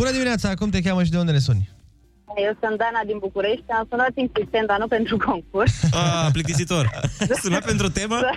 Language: Romanian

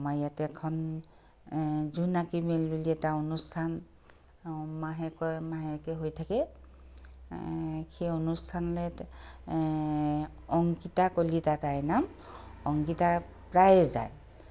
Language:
Assamese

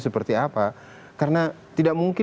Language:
Indonesian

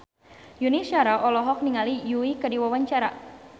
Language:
Sundanese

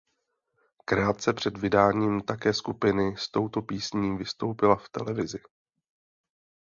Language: Czech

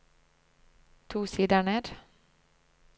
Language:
Norwegian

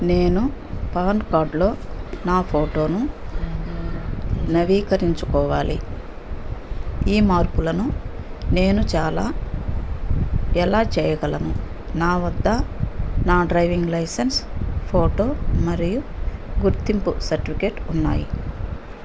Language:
Telugu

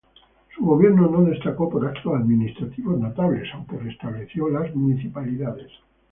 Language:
Spanish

